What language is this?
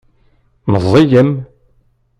Kabyle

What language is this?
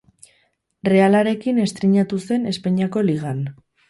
Basque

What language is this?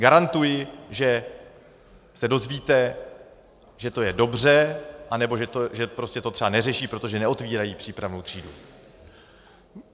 Czech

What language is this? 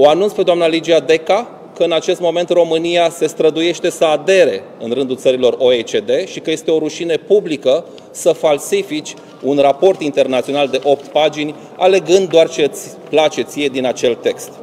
Romanian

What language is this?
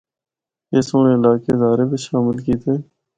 Northern Hindko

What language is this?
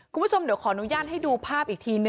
Thai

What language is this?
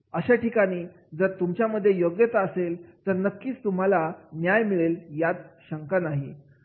Marathi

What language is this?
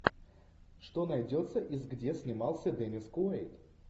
Russian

